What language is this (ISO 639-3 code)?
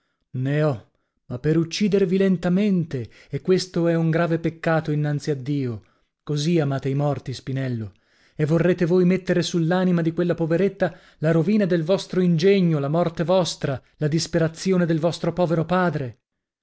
ita